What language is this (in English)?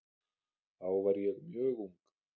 Icelandic